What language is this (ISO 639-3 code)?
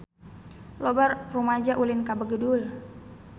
sun